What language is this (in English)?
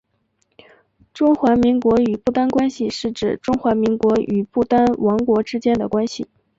Chinese